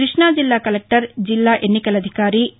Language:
Telugu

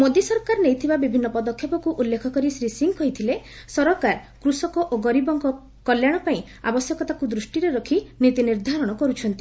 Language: Odia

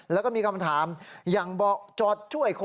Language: Thai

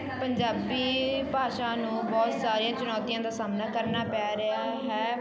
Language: Punjabi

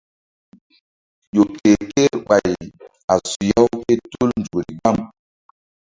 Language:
Mbum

